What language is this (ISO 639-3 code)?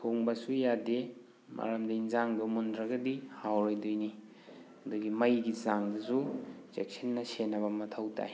mni